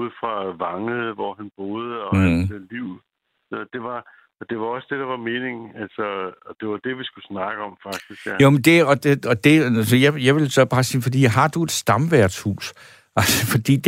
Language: Danish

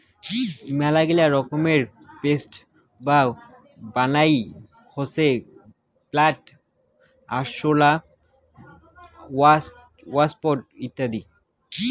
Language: Bangla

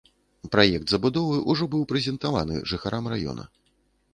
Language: Belarusian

